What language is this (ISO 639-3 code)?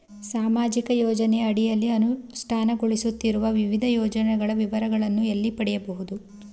kan